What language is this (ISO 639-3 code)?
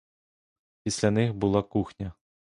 ukr